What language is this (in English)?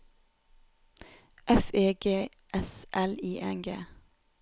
Norwegian